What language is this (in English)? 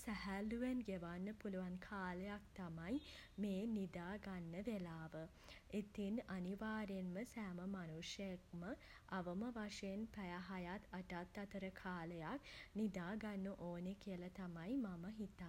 Sinhala